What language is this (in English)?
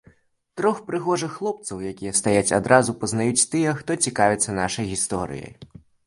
Belarusian